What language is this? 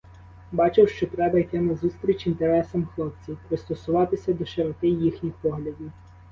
Ukrainian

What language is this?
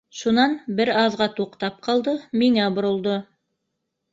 Bashkir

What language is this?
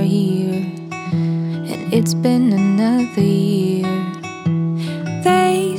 Ukrainian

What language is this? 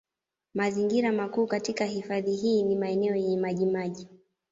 Swahili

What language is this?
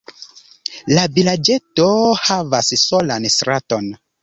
Esperanto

